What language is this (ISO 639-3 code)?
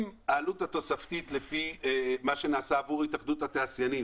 heb